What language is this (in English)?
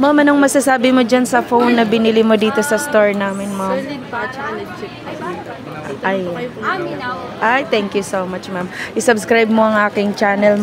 Filipino